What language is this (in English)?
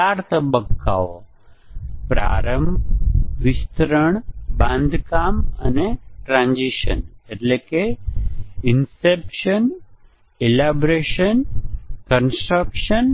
Gujarati